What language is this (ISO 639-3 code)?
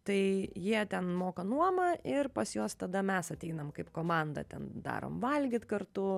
lit